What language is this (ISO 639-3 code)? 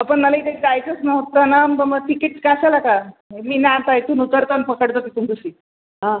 mar